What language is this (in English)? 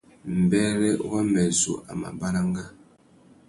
Tuki